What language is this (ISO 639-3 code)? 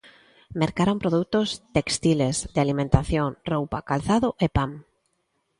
glg